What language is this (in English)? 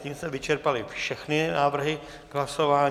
Czech